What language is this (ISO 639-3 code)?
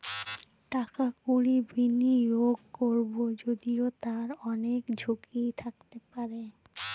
ben